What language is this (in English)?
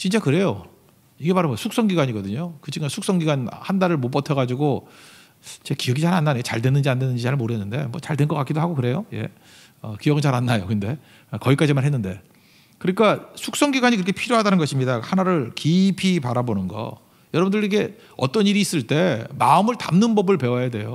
Korean